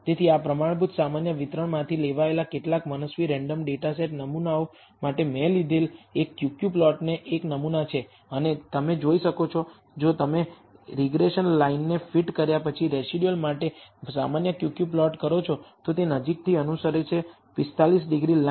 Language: Gujarati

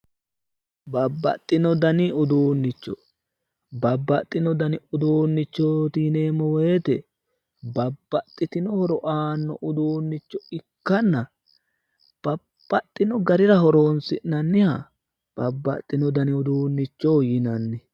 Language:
Sidamo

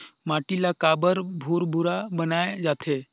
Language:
Chhattisgarhi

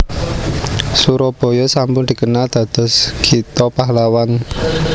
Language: Javanese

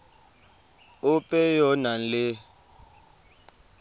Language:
Tswana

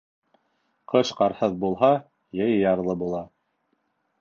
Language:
Bashkir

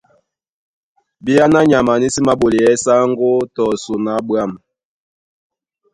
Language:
Duala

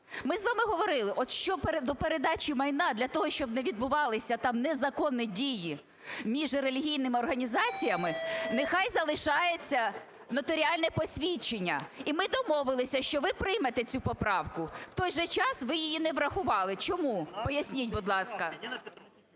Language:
Ukrainian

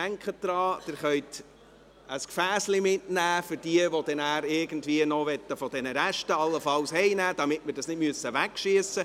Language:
Swiss German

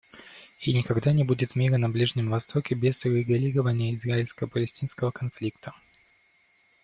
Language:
Russian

